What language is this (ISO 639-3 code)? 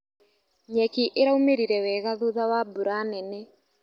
kik